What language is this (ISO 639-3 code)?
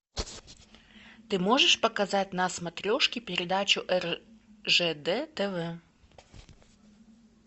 rus